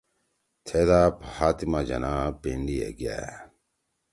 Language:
Torwali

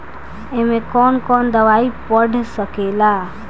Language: Bhojpuri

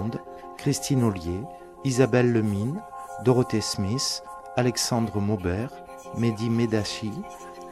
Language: French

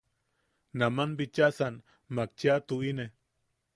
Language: Yaqui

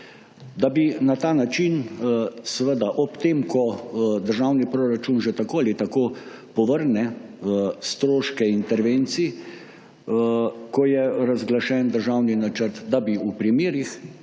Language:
Slovenian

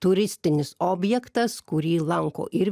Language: Lithuanian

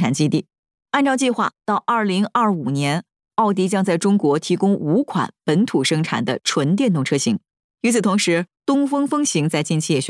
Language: Chinese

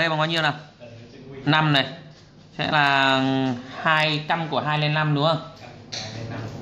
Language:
Vietnamese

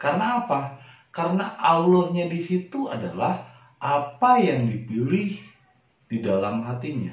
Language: Indonesian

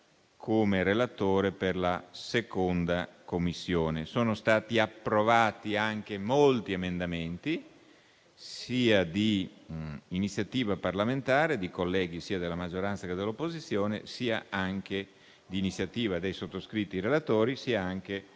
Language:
Italian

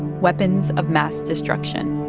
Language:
English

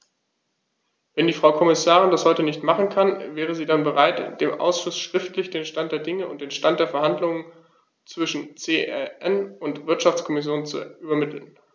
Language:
German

